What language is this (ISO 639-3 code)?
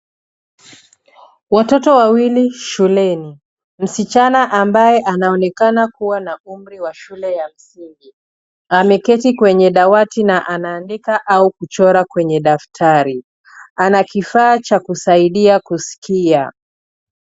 swa